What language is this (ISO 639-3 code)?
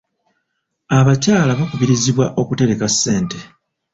lug